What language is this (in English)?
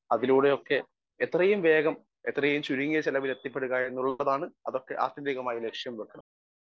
Malayalam